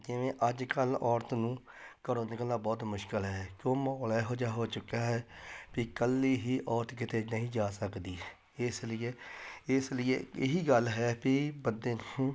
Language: Punjabi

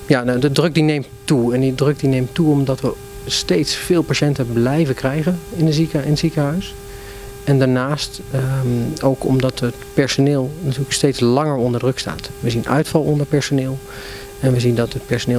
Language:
Dutch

